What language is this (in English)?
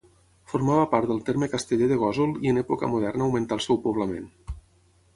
Catalan